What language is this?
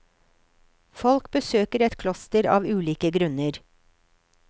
Norwegian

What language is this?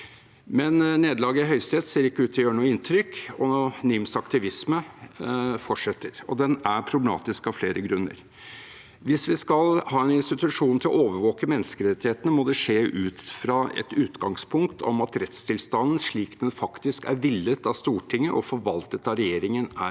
Norwegian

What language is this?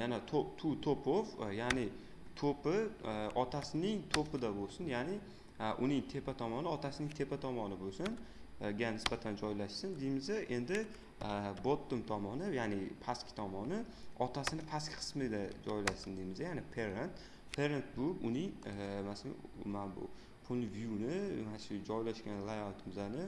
Uzbek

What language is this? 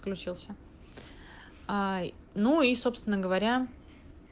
Russian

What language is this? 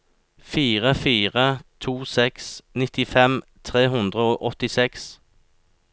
Norwegian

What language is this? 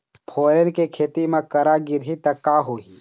Chhattisgarhi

